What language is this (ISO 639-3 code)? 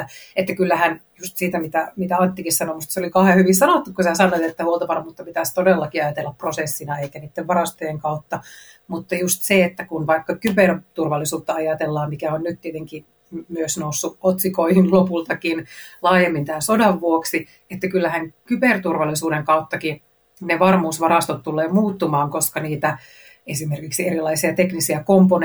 fin